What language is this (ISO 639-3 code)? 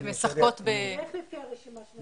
heb